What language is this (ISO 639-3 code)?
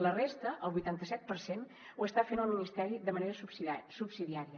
cat